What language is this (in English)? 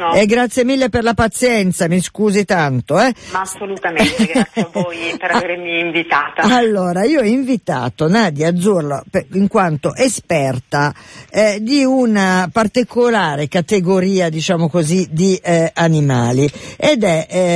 Italian